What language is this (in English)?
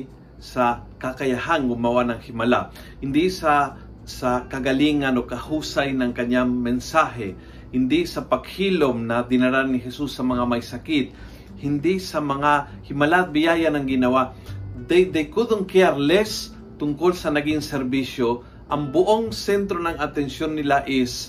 Filipino